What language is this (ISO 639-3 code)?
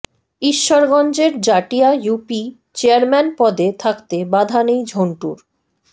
ben